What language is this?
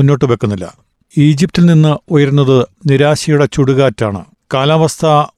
Malayalam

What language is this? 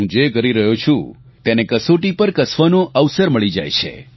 Gujarati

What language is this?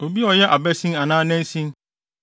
Akan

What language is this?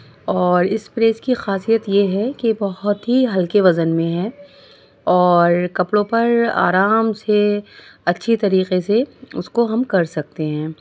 Urdu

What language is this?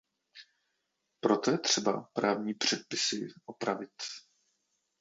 Czech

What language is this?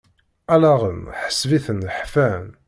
Kabyle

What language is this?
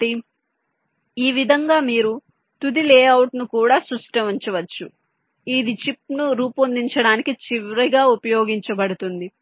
Telugu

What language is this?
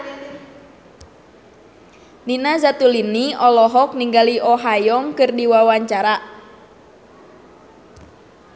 Sundanese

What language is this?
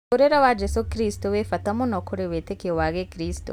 Kikuyu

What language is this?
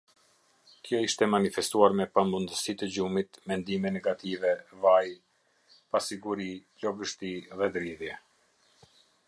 Albanian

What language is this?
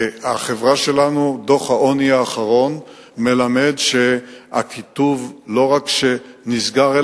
Hebrew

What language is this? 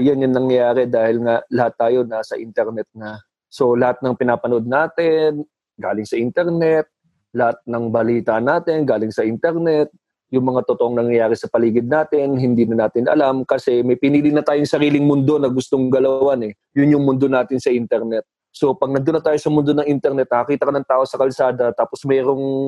Filipino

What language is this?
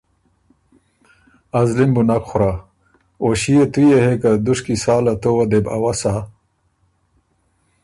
Ormuri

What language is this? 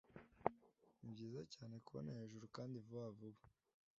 Kinyarwanda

